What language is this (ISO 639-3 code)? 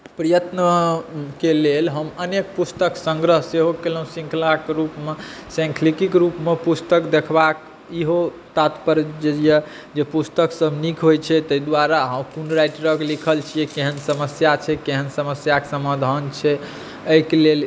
mai